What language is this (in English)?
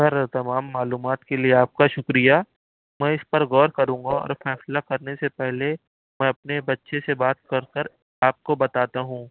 Urdu